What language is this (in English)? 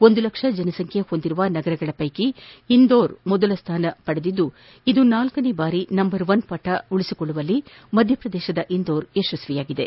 Kannada